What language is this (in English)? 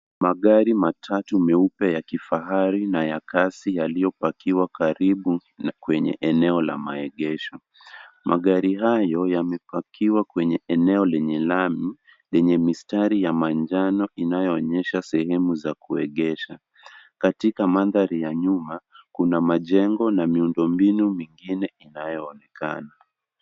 Swahili